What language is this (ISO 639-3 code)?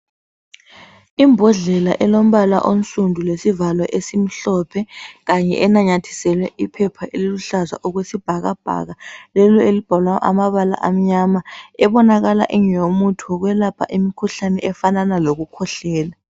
nde